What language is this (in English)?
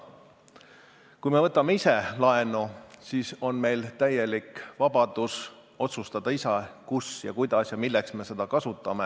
Estonian